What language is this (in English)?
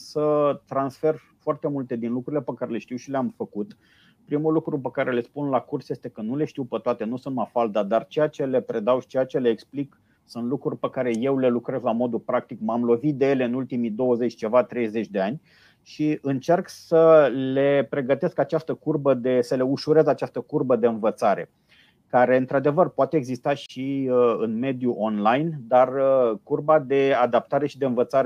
Romanian